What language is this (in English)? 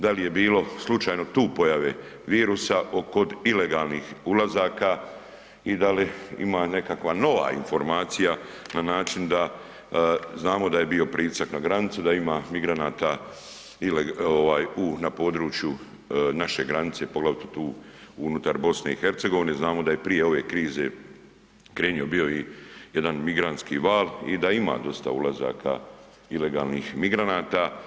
Croatian